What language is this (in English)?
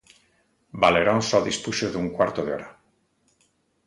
Galician